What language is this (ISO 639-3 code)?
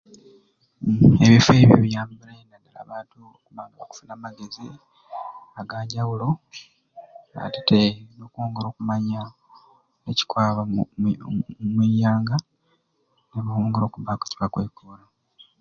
ruc